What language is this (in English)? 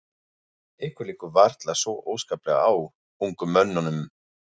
Icelandic